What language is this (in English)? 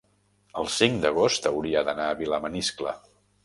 Catalan